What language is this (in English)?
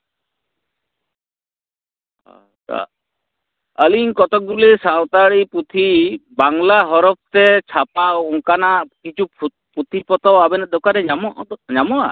Santali